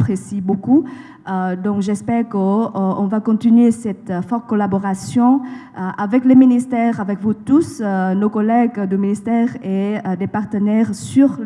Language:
French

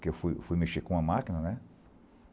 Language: Portuguese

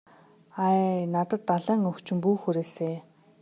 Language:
Mongolian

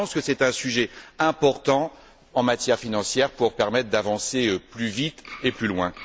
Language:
French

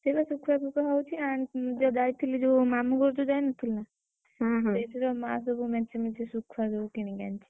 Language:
Odia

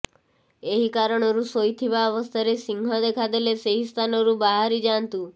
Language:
Odia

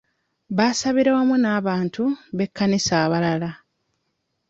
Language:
Ganda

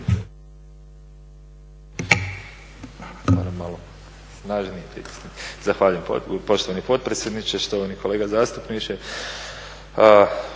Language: Croatian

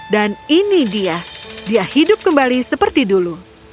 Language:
Indonesian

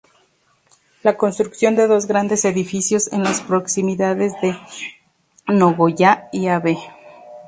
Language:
Spanish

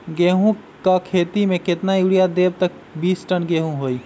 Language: Magahi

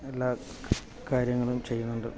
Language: Malayalam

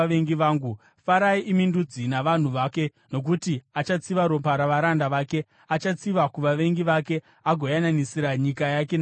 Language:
Shona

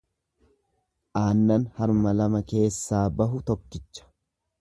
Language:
Oromo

